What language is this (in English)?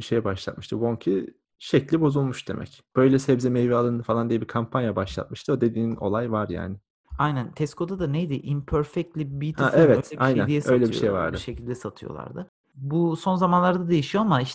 Turkish